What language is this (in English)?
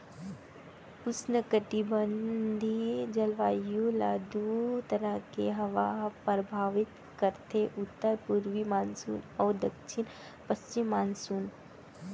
Chhattisgarhi